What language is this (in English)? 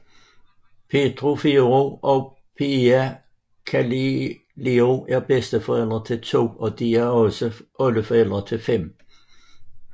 Danish